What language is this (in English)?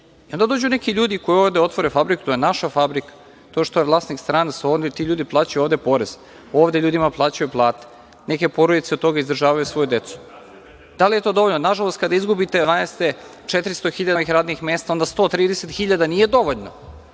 Serbian